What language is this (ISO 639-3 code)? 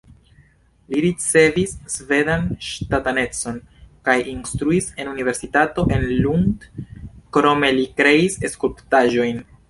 epo